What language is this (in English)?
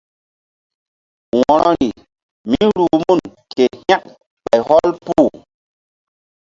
Mbum